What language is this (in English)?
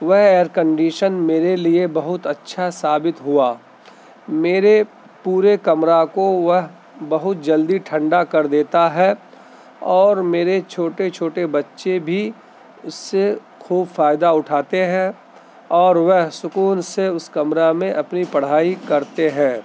Urdu